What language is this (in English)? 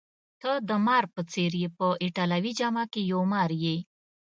Pashto